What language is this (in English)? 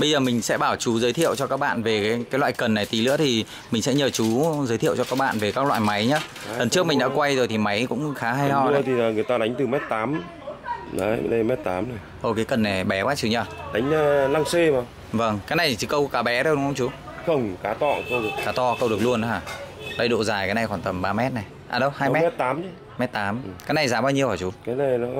Vietnamese